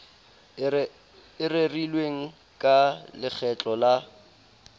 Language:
Southern Sotho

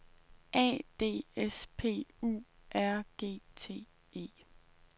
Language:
Danish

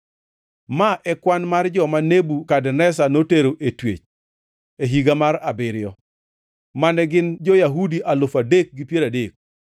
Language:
Luo (Kenya and Tanzania)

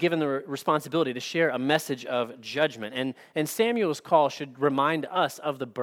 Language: English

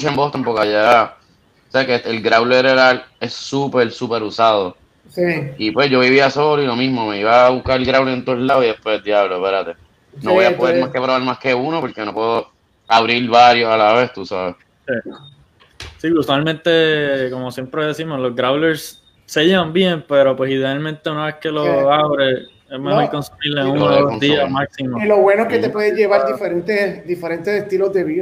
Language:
Spanish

